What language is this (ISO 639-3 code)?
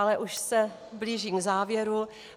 ces